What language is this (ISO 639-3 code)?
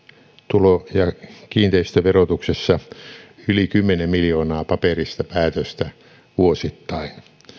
fin